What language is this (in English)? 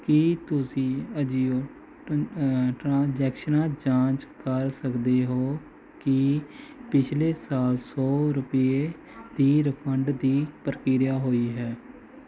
Punjabi